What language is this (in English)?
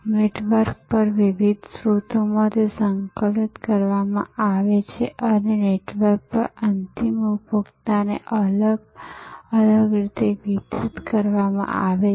Gujarati